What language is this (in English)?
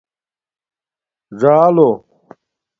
Domaaki